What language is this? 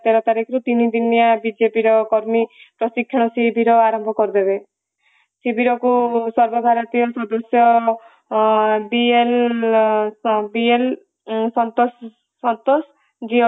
Odia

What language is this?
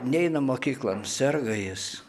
Lithuanian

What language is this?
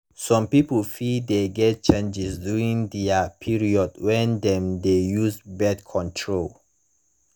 Nigerian Pidgin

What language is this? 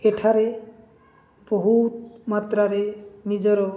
Odia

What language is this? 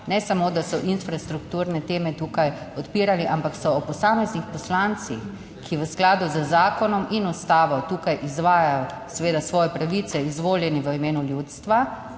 Slovenian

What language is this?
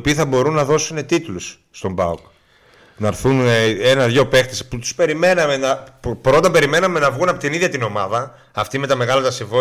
Greek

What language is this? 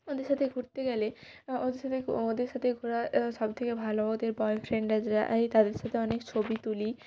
Bangla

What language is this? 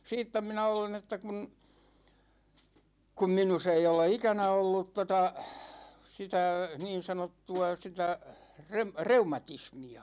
Finnish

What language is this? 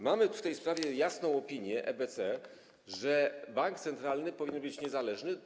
Polish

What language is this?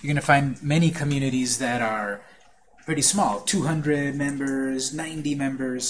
English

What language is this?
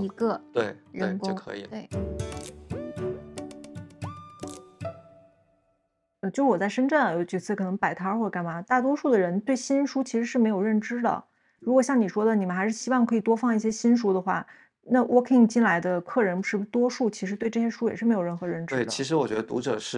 Chinese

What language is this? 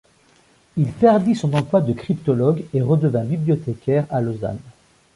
French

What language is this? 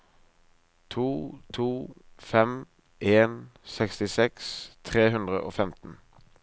Norwegian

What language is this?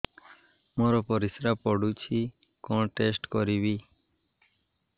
Odia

